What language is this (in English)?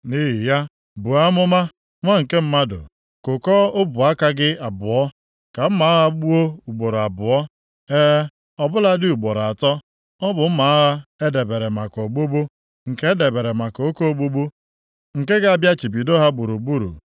Igbo